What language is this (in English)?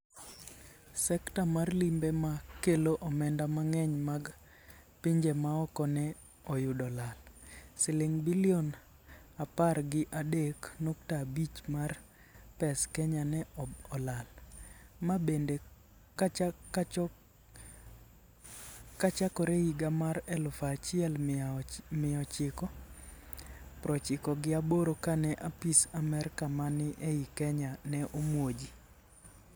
Luo (Kenya and Tanzania)